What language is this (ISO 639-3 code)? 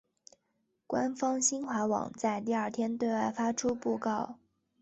zho